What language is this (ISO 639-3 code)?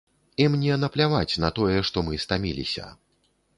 bel